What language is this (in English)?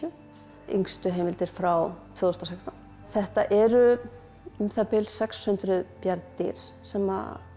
Icelandic